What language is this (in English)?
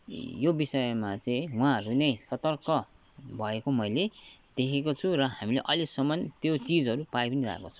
Nepali